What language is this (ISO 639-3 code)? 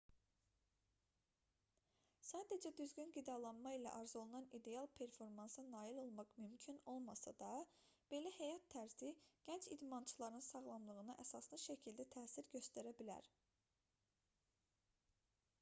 aze